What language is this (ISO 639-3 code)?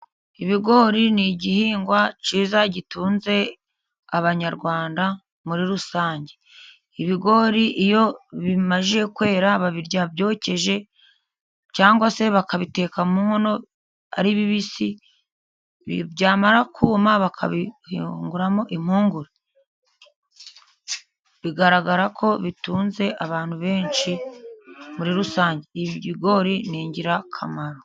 kin